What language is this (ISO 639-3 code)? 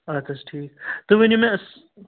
kas